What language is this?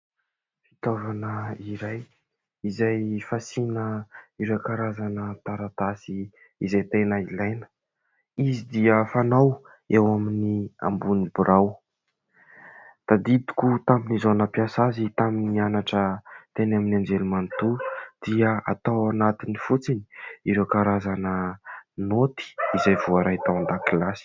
Malagasy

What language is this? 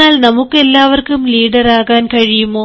Malayalam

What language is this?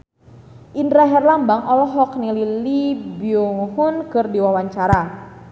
Sundanese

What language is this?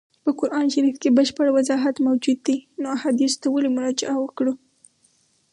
Pashto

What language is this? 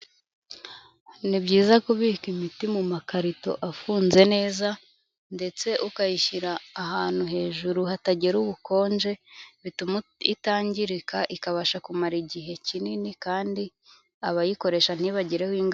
Kinyarwanda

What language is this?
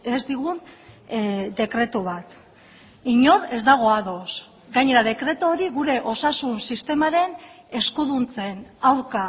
Basque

